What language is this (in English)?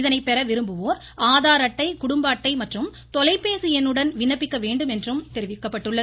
Tamil